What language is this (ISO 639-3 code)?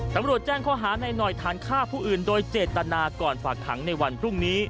tha